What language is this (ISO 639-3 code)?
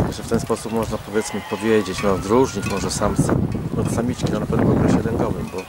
pol